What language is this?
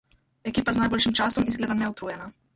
Slovenian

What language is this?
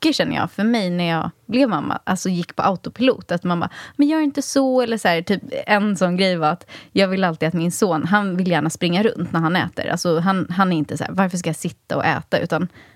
Swedish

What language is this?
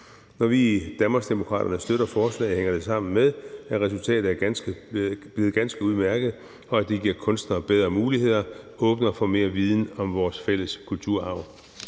Danish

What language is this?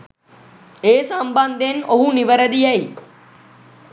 Sinhala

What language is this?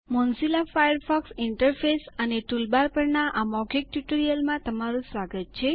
Gujarati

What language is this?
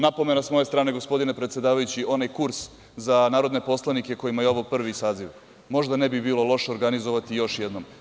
Serbian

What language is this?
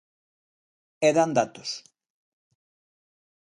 Galician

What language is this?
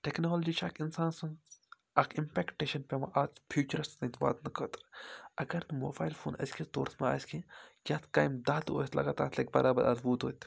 Kashmiri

